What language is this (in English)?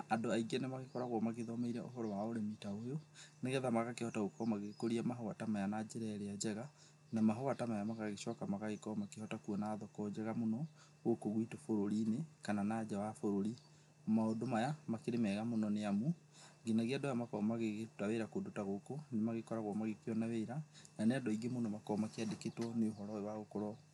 Kikuyu